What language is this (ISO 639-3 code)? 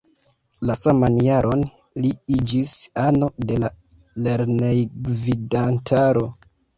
epo